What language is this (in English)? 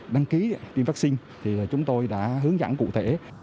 Vietnamese